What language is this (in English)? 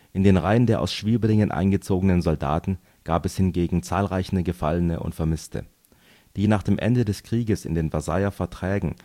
German